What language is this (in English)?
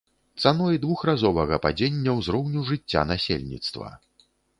Belarusian